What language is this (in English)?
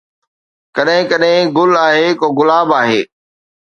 Sindhi